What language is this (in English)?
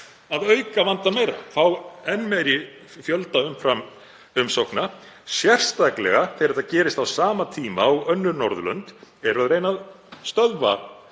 Icelandic